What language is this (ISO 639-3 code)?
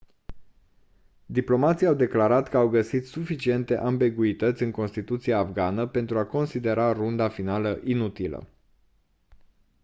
ron